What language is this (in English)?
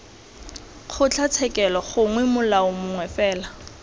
Tswana